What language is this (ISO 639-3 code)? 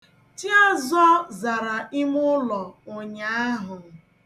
ibo